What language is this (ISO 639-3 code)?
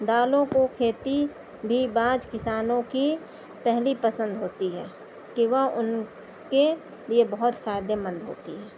urd